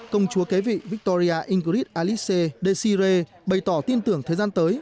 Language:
Vietnamese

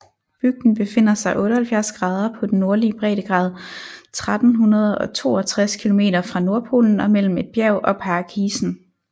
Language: Danish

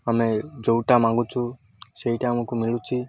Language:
Odia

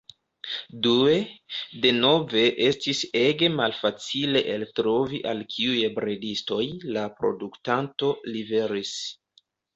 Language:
Esperanto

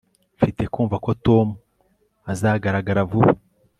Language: Kinyarwanda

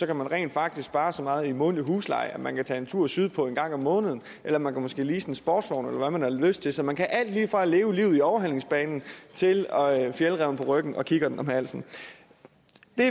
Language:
Danish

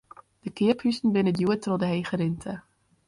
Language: Western Frisian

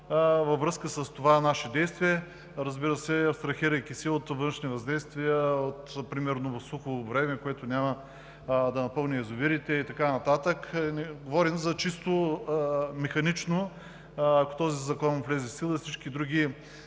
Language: Bulgarian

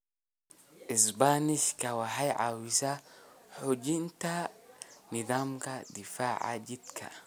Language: Somali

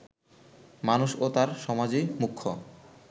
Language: Bangla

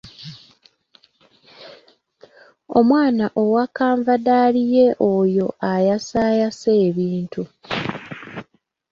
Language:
Ganda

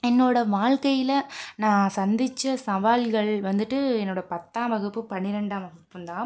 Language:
Tamil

